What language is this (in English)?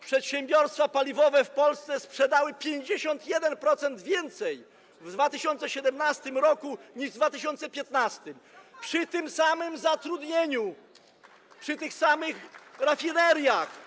Polish